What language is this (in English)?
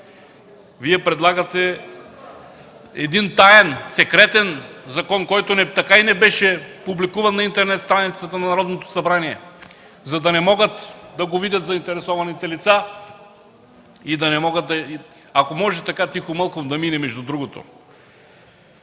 Bulgarian